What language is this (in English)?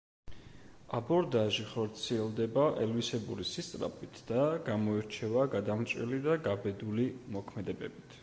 Georgian